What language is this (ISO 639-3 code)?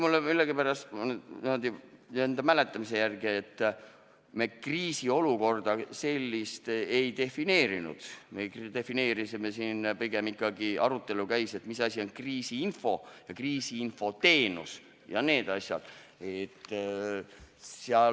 est